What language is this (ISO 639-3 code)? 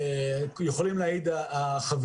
heb